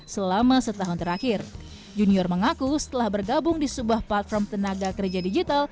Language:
Indonesian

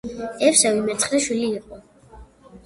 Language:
Georgian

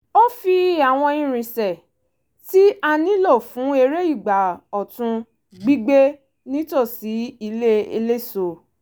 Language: Yoruba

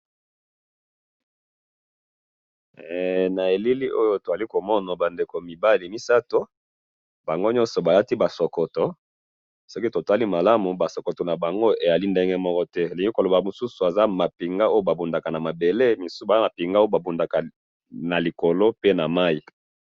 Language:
Lingala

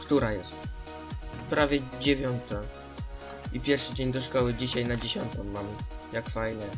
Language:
Polish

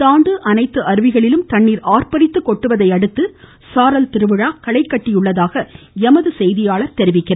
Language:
Tamil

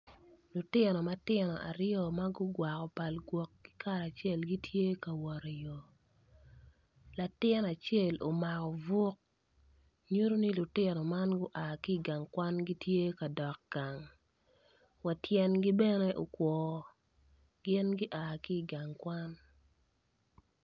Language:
Acoli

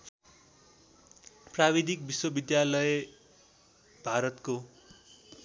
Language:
Nepali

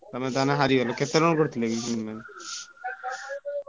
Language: Odia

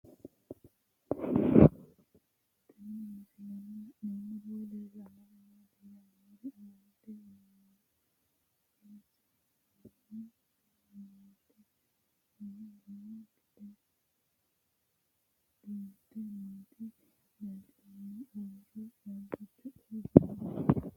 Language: Sidamo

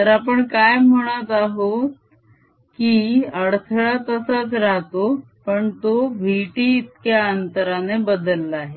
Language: Marathi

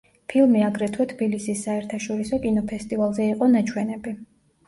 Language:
Georgian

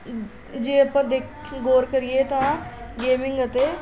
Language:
Punjabi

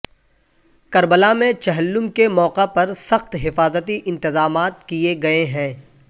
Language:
Urdu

